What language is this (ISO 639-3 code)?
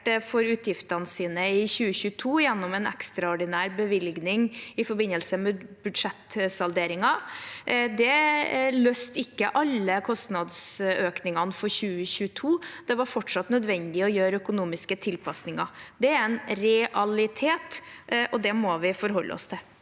nor